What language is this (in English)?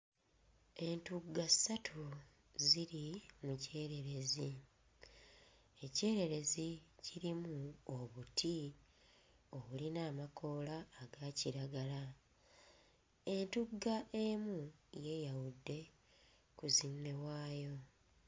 Ganda